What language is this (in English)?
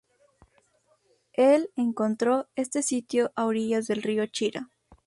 Spanish